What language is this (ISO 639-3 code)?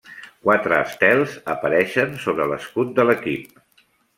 cat